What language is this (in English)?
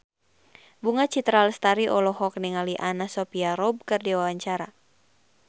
Sundanese